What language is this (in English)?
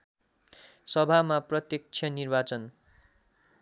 Nepali